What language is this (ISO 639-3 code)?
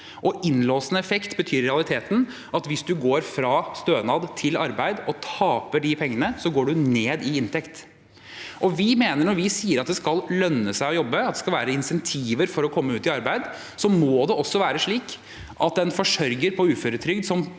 nor